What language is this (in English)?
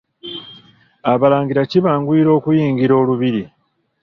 Ganda